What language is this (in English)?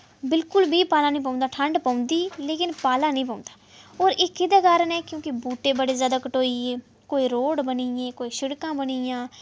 Dogri